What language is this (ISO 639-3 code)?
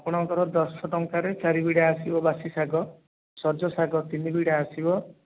ori